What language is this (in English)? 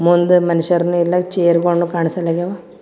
Kannada